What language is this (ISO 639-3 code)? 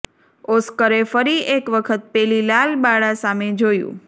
guj